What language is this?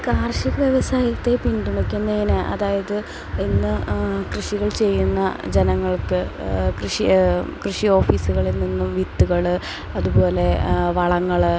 Malayalam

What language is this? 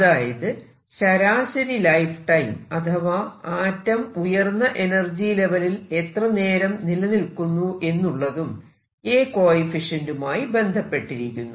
Malayalam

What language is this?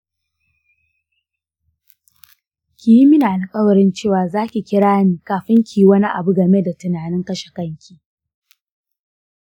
Hausa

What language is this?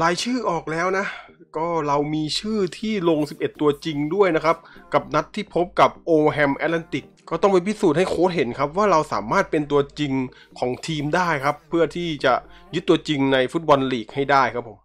Thai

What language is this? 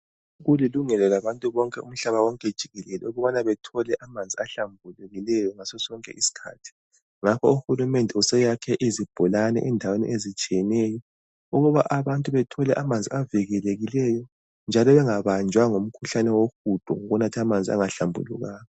North Ndebele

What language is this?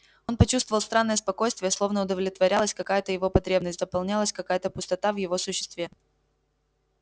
Russian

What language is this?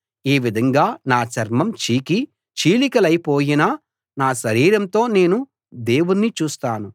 Telugu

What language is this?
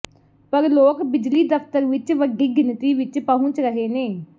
Punjabi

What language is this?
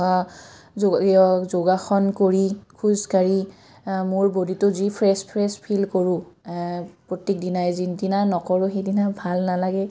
Assamese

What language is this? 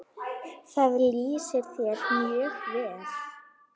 Icelandic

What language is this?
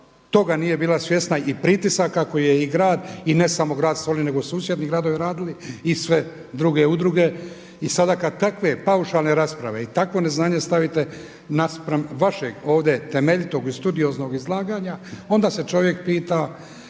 Croatian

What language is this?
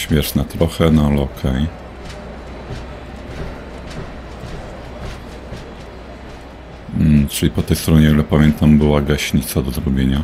Polish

